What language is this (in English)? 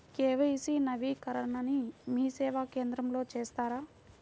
Telugu